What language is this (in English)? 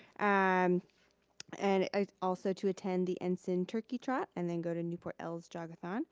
English